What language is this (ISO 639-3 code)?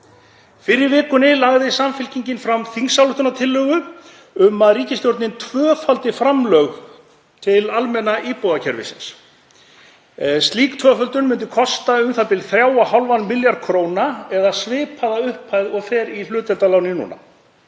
isl